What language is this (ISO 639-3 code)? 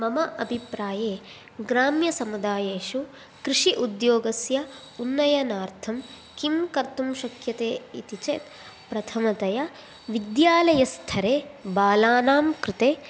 san